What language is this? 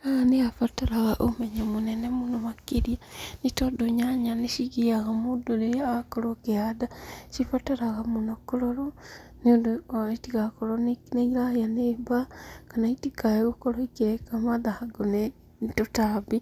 Kikuyu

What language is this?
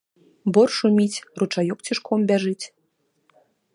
Belarusian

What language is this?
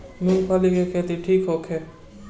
Bhojpuri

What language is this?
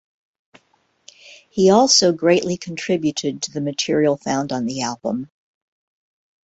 English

